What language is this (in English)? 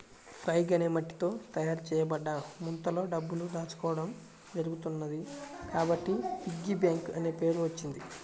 Telugu